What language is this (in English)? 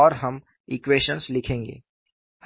Hindi